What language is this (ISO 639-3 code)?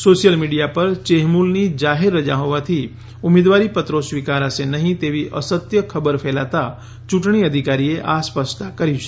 guj